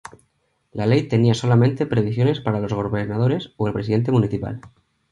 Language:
Spanish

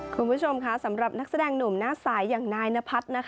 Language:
Thai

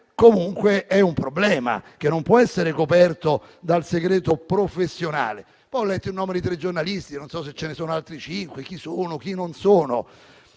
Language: Italian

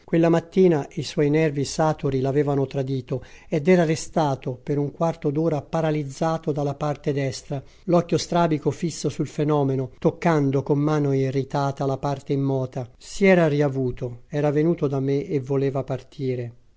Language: Italian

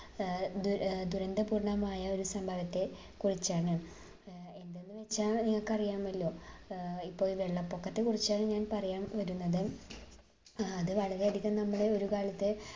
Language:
Malayalam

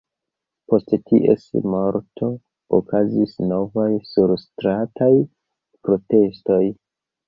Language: Esperanto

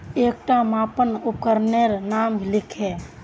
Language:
Magahi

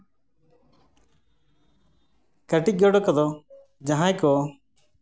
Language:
Santali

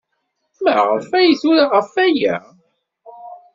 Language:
Kabyle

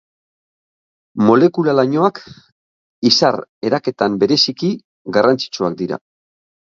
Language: Basque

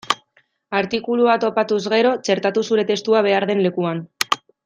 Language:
Basque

